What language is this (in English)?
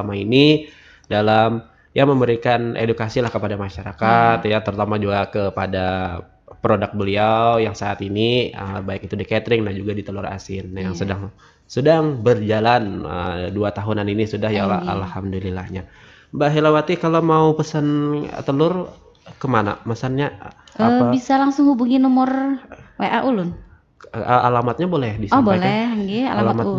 Indonesian